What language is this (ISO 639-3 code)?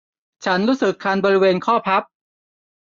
tha